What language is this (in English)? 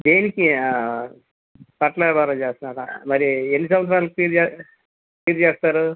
Telugu